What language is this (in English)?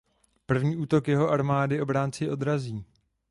Czech